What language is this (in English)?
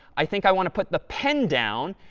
English